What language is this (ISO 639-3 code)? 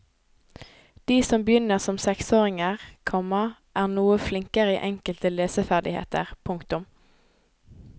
nor